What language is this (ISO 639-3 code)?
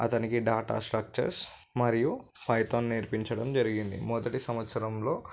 tel